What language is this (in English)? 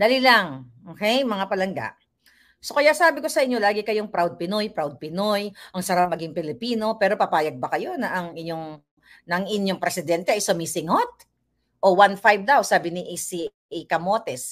Filipino